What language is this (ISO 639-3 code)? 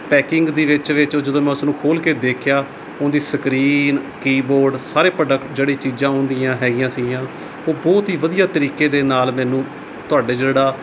pan